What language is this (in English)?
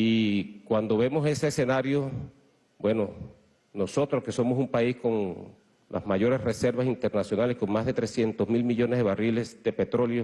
Spanish